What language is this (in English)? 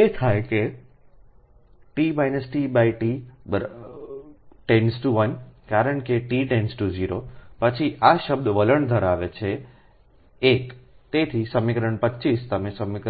Gujarati